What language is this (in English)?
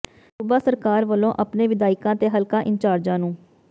Punjabi